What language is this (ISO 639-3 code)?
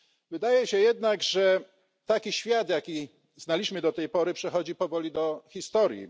pol